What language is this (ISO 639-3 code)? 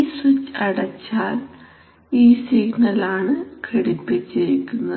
mal